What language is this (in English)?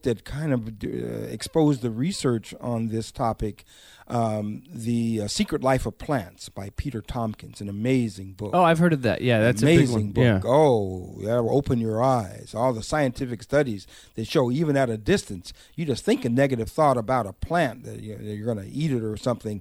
English